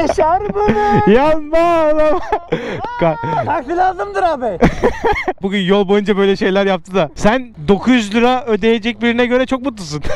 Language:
Turkish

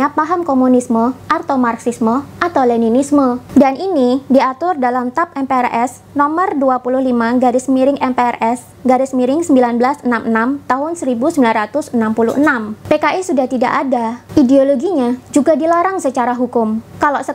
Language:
Indonesian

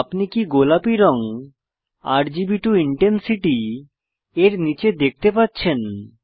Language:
Bangla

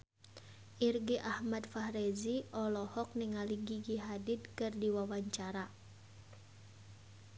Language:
Sundanese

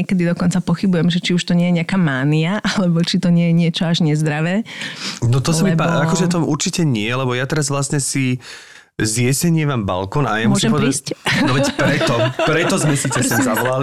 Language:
Slovak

